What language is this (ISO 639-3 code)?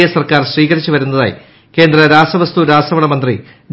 mal